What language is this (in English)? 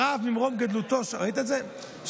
Hebrew